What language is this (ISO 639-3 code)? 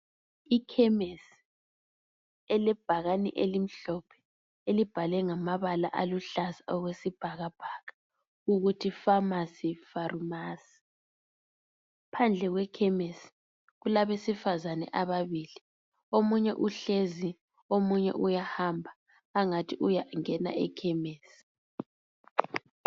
nde